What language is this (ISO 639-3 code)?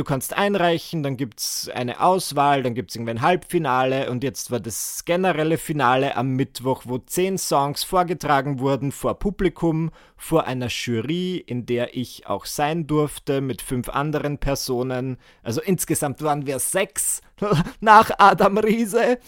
deu